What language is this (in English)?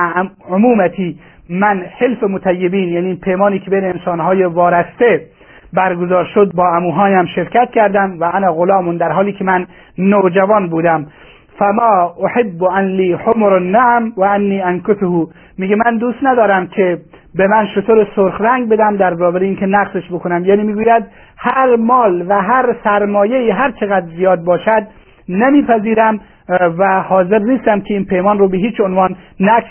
Persian